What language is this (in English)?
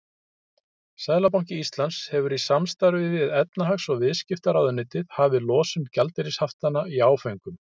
Icelandic